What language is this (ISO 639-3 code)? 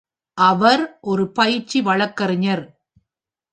tam